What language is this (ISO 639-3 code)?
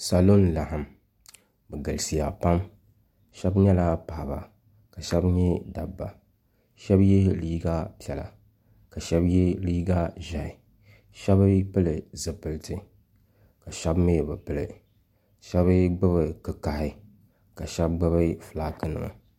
dag